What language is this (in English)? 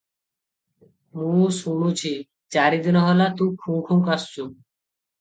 Odia